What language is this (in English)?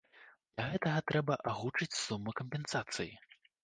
Belarusian